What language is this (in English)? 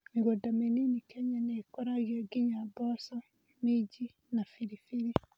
Kikuyu